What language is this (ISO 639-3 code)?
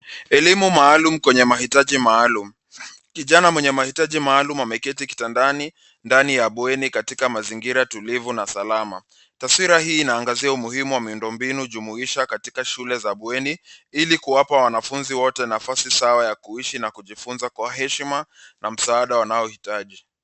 swa